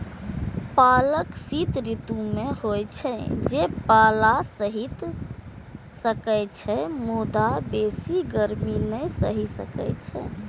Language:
Maithili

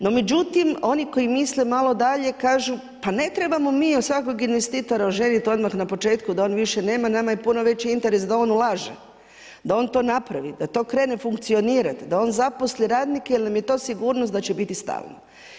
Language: Croatian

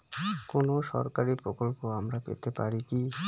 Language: Bangla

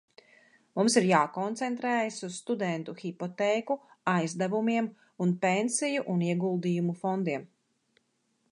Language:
Latvian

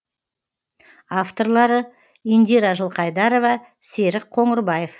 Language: Kazakh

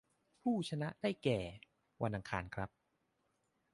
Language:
Thai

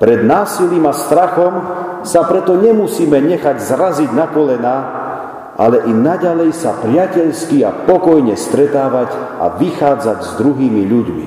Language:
Slovak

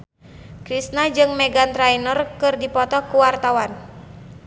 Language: Sundanese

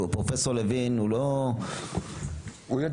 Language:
Hebrew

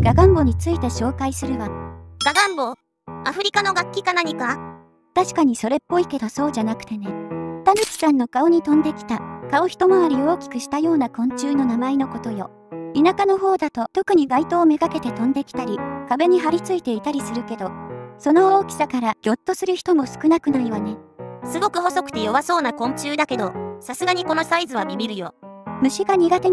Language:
Japanese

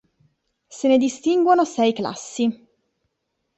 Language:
Italian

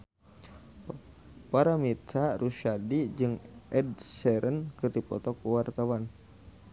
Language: Sundanese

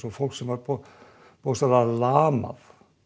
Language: Icelandic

